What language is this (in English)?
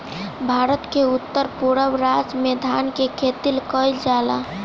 Bhojpuri